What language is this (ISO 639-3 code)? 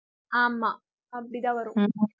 tam